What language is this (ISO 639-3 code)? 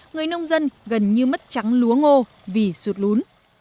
vie